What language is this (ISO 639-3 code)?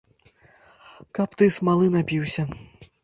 bel